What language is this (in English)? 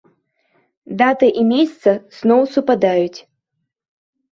Belarusian